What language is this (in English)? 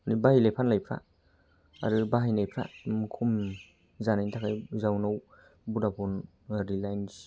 Bodo